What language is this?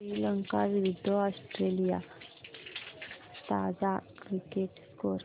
Marathi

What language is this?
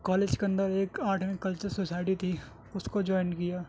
Urdu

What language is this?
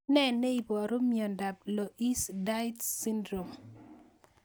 Kalenjin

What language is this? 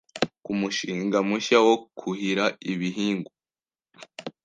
Kinyarwanda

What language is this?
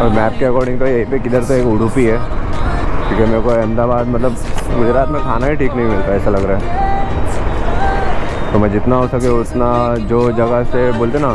Hindi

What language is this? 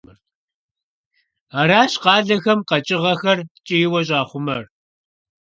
Kabardian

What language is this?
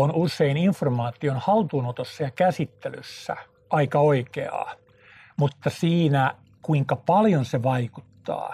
Finnish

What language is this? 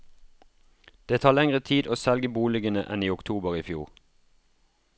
Norwegian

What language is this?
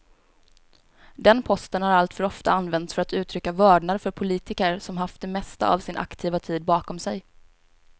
Swedish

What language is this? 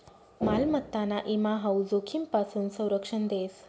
Marathi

